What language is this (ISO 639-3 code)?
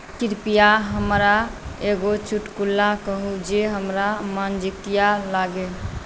mai